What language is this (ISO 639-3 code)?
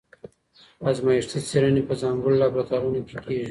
pus